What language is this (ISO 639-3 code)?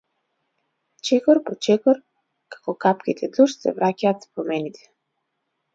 mkd